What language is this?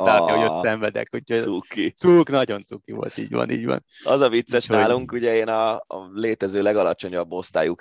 Hungarian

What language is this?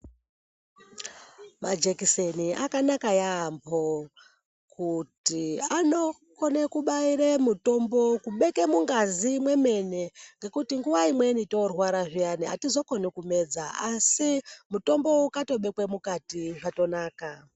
Ndau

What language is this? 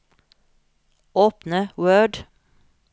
Norwegian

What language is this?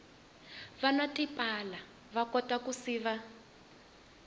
Tsonga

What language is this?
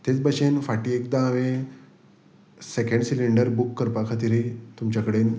Konkani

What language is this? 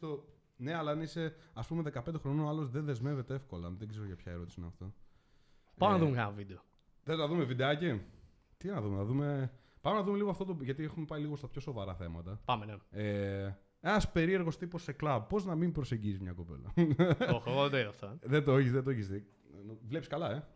Greek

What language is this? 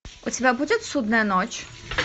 Russian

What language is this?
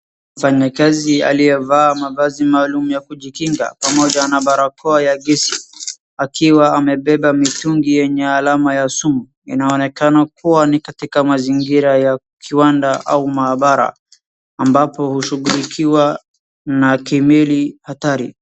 Swahili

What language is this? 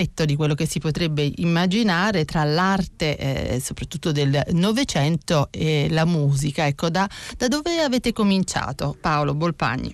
Italian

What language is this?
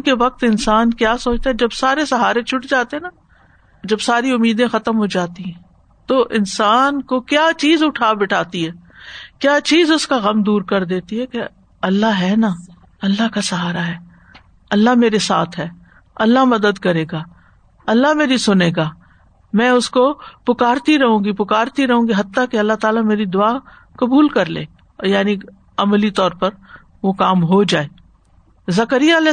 Urdu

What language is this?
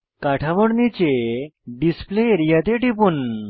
Bangla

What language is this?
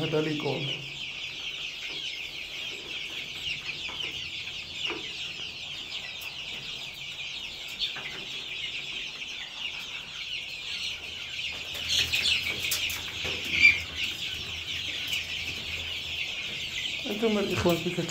Arabic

